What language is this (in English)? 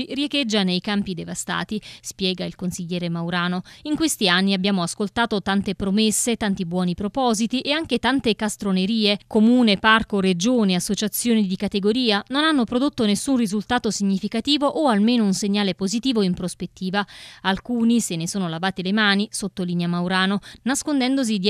Italian